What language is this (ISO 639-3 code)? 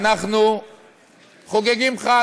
heb